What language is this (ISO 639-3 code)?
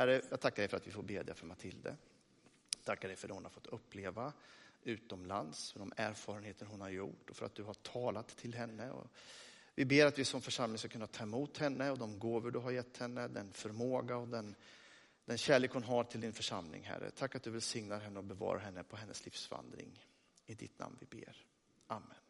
swe